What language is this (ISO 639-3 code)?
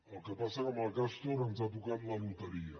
cat